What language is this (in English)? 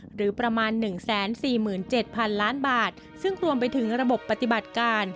Thai